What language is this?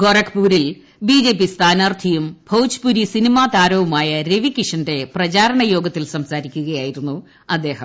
Malayalam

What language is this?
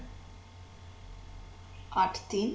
Bangla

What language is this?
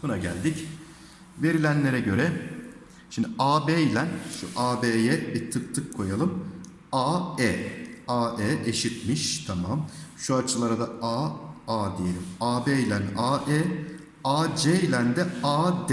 Turkish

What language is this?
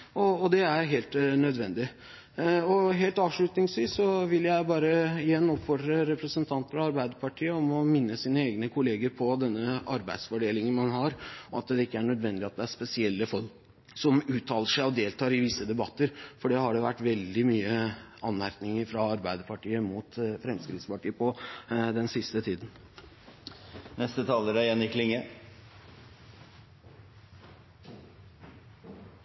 Norwegian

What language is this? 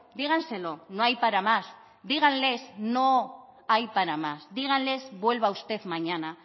Spanish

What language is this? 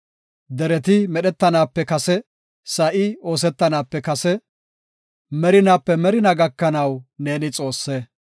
Gofa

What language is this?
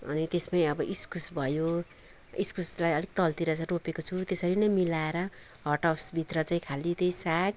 Nepali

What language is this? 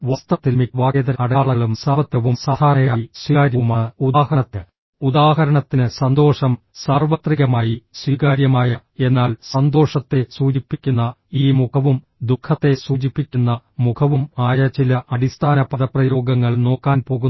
Malayalam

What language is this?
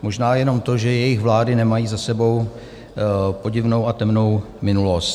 Czech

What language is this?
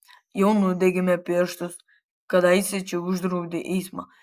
Lithuanian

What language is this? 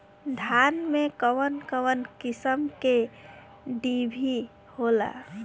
Bhojpuri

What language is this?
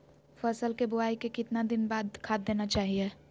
Magahi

